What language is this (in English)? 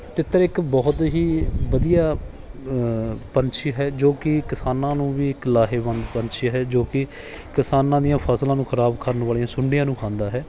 Punjabi